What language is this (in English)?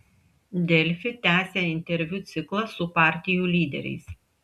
Lithuanian